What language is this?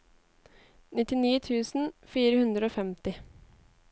Norwegian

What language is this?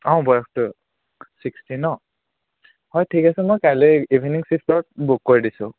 Assamese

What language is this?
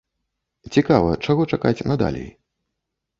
Belarusian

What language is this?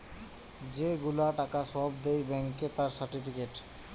Bangla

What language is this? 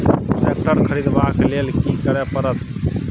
Maithili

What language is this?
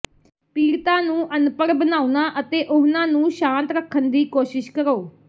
Punjabi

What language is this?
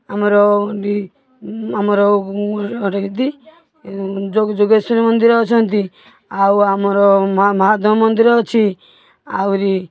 Odia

